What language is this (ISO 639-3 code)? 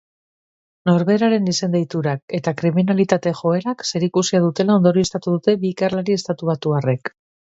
eus